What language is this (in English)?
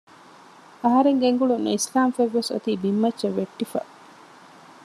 Divehi